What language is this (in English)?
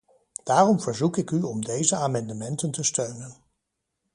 Dutch